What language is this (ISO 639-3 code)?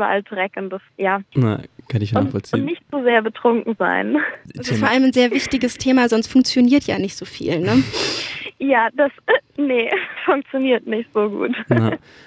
deu